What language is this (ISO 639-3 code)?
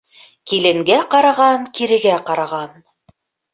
bak